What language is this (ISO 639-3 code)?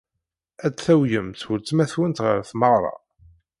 kab